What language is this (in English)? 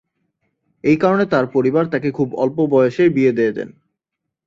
Bangla